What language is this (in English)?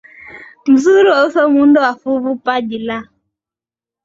Swahili